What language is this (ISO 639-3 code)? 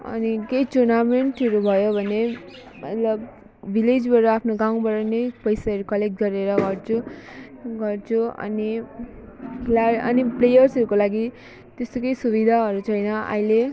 nep